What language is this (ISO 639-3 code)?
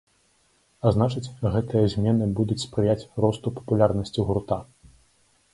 bel